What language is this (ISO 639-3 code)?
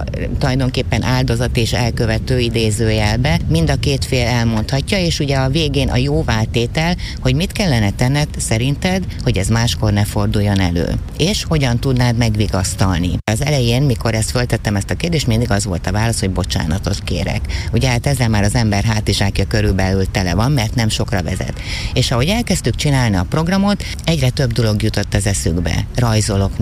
hun